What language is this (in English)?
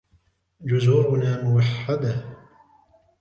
Arabic